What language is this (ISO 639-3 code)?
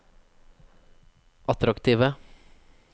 nor